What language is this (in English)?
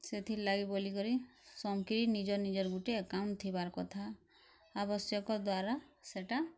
Odia